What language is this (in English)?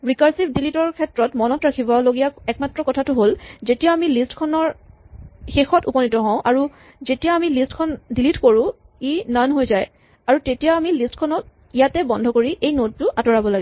Assamese